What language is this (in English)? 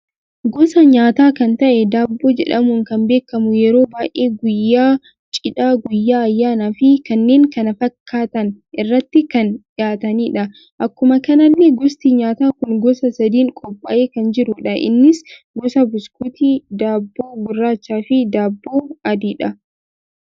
Oromo